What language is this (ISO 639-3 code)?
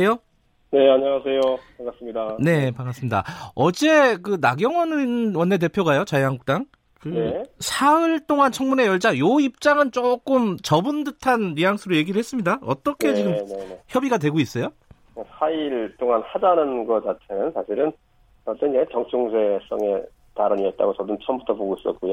kor